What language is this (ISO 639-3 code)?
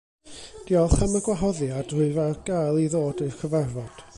cym